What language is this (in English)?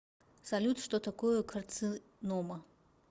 Russian